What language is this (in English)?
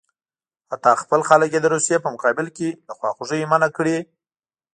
Pashto